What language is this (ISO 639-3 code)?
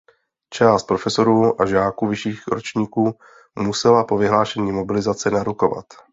ces